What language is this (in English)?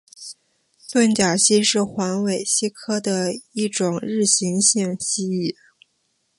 Chinese